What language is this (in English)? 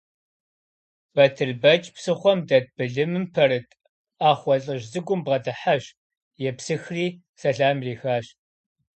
Kabardian